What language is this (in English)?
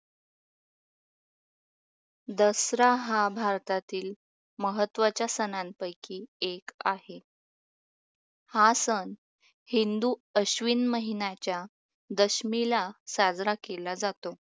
Marathi